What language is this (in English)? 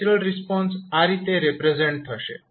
Gujarati